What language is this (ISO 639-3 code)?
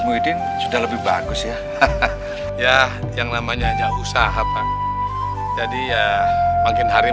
ind